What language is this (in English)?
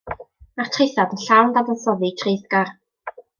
Welsh